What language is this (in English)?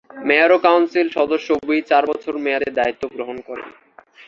Bangla